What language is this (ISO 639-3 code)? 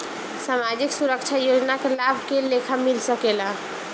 bho